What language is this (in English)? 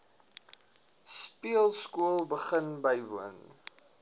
Afrikaans